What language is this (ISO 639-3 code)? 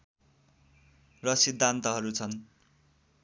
nep